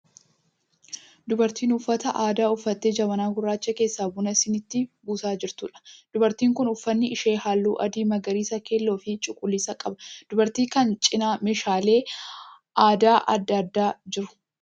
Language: Oromo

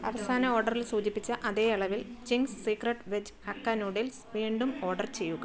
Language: Malayalam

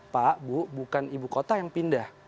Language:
Indonesian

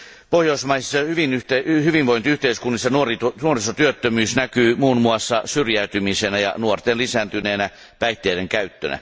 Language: Finnish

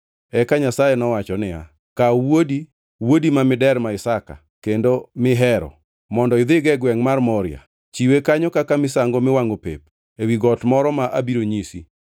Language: Luo (Kenya and Tanzania)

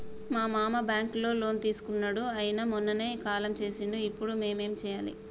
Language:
Telugu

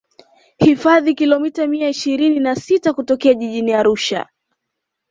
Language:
Swahili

